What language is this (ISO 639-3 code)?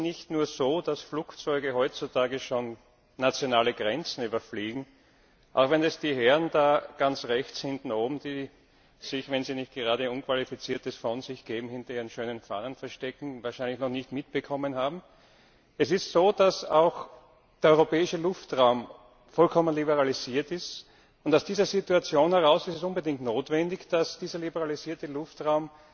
deu